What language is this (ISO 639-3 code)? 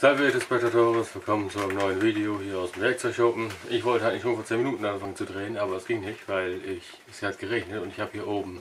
deu